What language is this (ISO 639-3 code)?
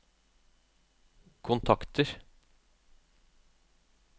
nor